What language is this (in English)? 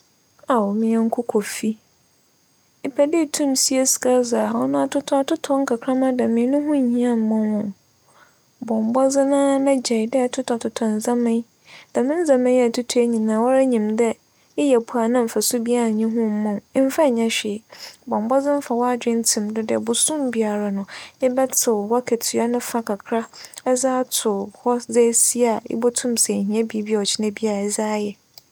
Akan